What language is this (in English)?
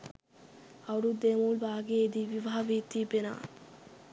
Sinhala